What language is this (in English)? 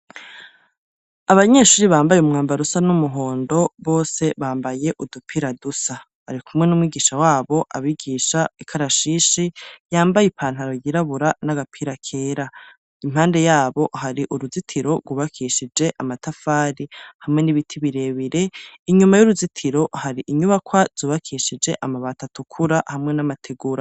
Rundi